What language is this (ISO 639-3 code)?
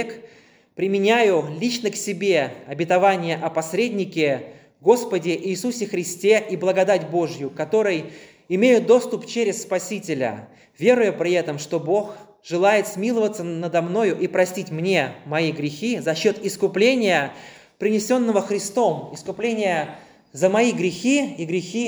rus